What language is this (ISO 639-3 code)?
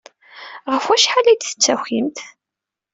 kab